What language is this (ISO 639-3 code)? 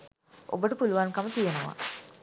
sin